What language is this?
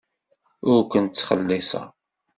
Kabyle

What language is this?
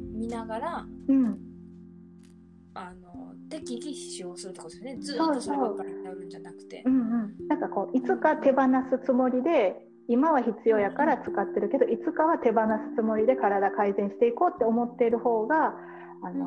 Japanese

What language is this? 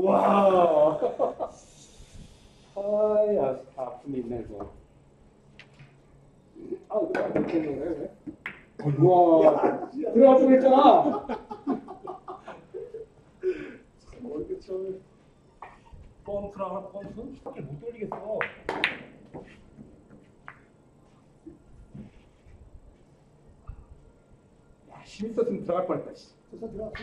Korean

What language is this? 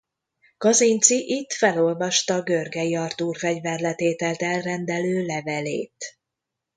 Hungarian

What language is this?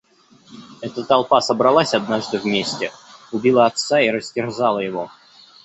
Russian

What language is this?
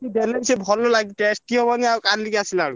Odia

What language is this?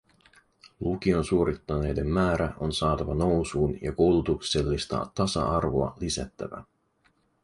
Finnish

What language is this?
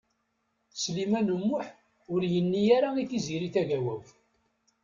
Kabyle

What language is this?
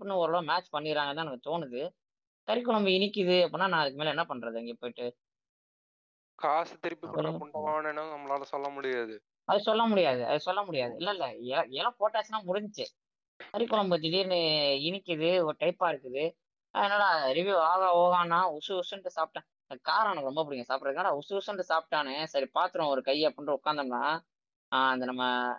Tamil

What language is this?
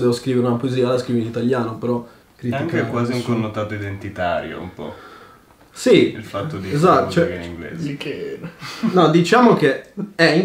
Italian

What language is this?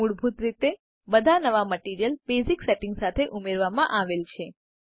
Gujarati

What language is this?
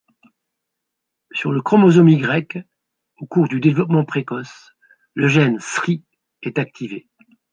French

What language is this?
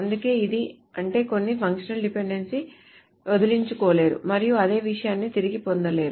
Telugu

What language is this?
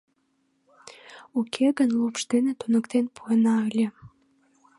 Mari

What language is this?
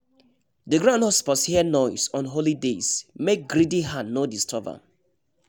Nigerian Pidgin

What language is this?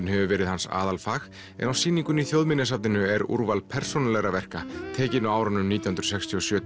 Icelandic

